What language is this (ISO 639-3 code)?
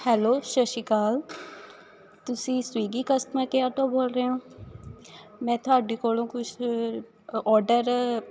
pan